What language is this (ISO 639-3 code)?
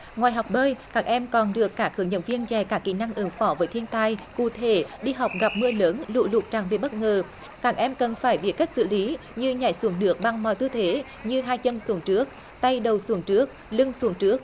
vie